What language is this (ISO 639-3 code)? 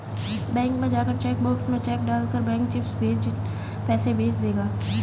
hin